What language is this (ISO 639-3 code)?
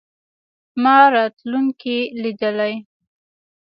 pus